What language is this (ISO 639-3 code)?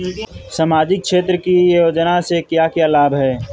bho